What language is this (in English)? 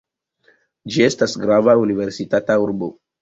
Esperanto